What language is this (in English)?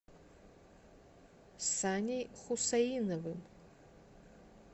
Russian